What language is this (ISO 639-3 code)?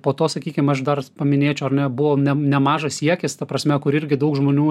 lit